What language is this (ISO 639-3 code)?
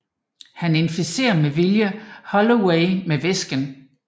dan